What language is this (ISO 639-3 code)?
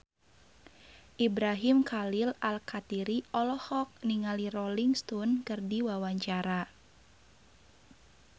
sun